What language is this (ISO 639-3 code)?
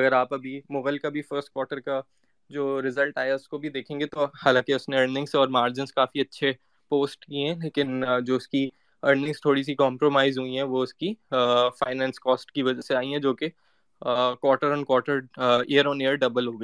urd